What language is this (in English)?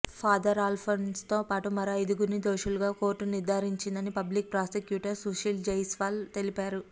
Telugu